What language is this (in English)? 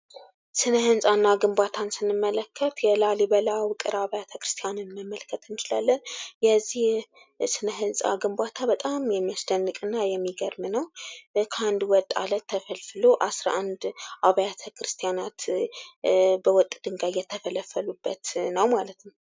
Amharic